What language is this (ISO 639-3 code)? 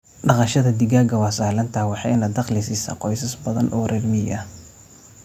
som